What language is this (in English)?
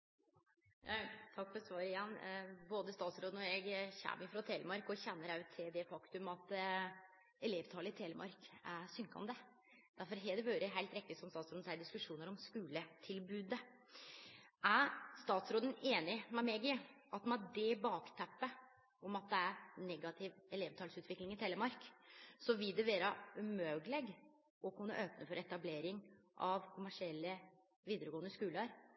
Norwegian